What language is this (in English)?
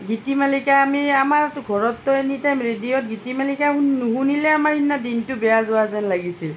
Assamese